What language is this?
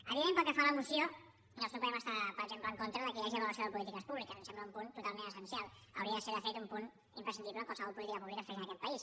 Catalan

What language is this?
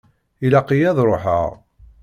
Kabyle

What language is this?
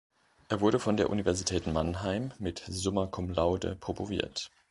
German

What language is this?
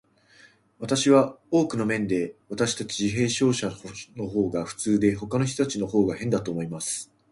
Japanese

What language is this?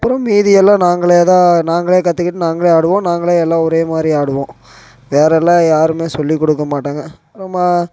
Tamil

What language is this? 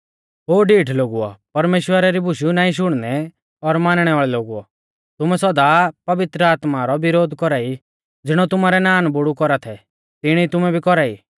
Mahasu Pahari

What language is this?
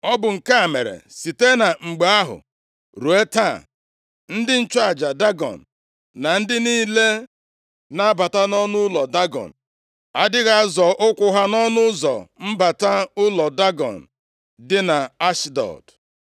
Igbo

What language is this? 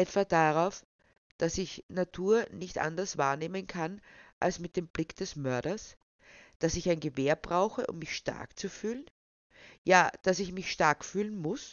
German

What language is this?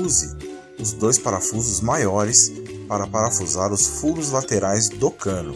Portuguese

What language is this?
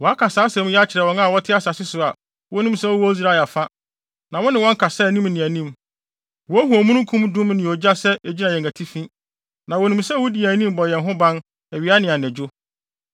Akan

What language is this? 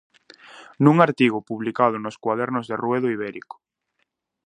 Galician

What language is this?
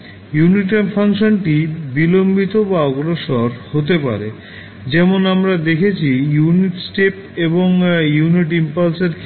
Bangla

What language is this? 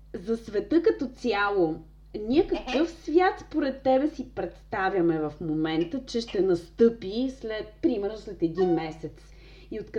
Bulgarian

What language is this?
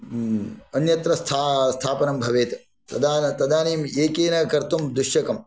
Sanskrit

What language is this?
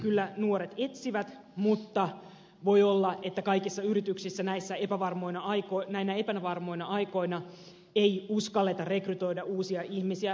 Finnish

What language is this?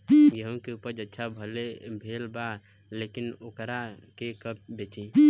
Bhojpuri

